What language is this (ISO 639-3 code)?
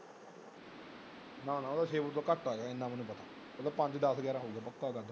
pan